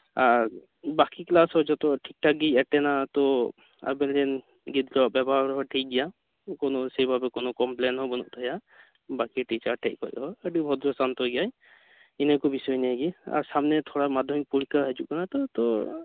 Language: Santali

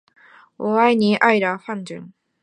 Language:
Chinese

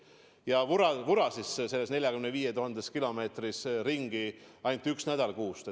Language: Estonian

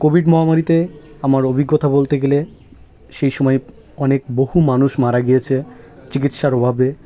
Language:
Bangla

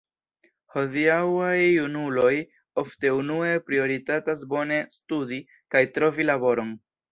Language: Esperanto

